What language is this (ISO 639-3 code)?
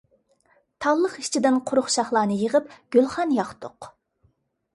uig